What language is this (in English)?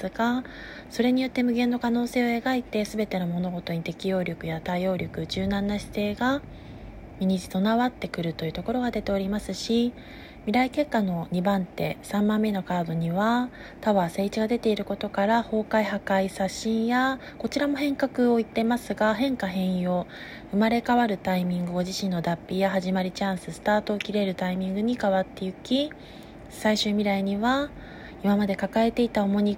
Japanese